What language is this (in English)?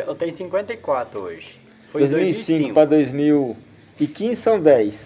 Portuguese